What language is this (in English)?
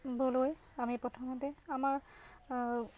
Assamese